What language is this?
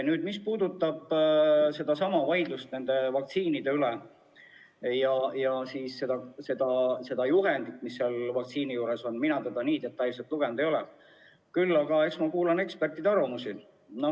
Estonian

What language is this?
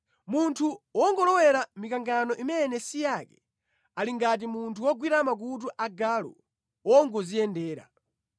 Nyanja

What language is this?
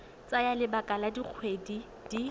Tswana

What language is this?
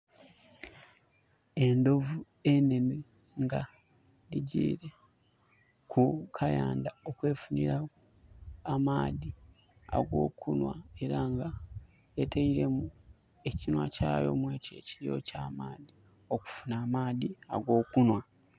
Soga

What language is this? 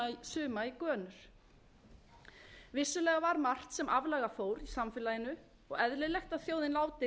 Icelandic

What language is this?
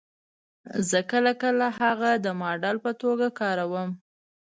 Pashto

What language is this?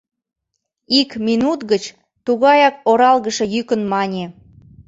Mari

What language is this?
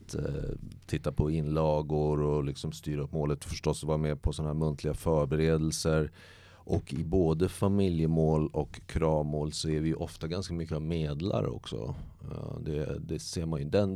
Swedish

